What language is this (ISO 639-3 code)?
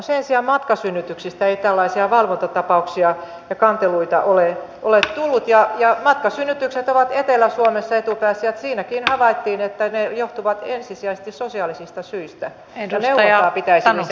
fin